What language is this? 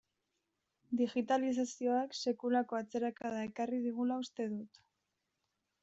Basque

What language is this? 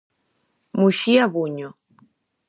Galician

